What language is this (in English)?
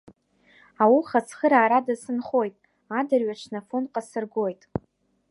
Abkhazian